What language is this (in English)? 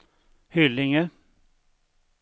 Swedish